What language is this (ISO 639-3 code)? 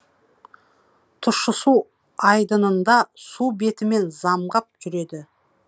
kaz